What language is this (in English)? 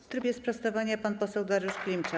Polish